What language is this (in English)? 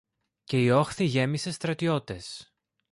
Greek